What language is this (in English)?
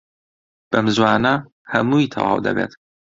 Central Kurdish